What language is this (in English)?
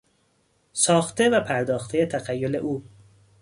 Persian